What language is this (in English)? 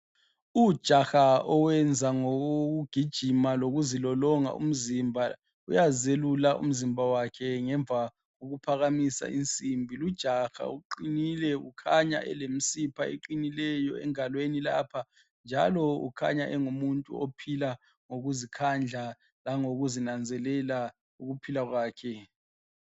North Ndebele